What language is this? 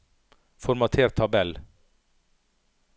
Norwegian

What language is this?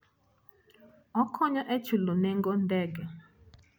Luo (Kenya and Tanzania)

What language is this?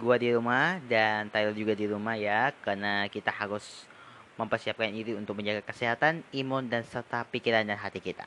Indonesian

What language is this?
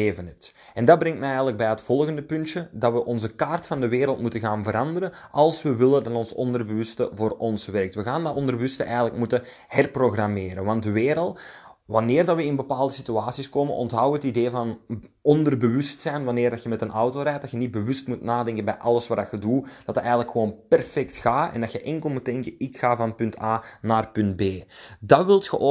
Dutch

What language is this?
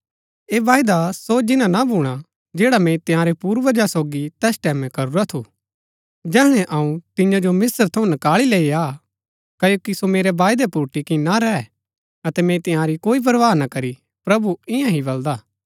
Gaddi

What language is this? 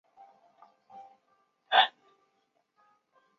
Chinese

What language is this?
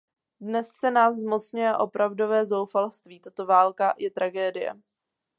Czech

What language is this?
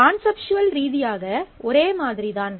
Tamil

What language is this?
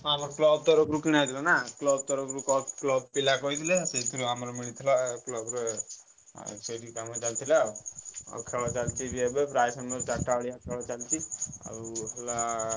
Odia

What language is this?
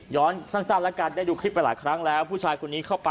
Thai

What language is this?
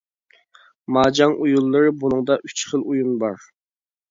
Uyghur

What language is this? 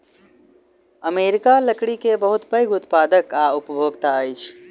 Maithili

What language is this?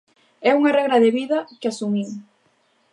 Galician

